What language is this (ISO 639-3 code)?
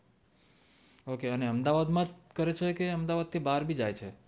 guj